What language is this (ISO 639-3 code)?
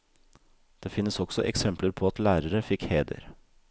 nor